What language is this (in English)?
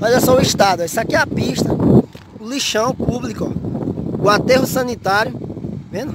Portuguese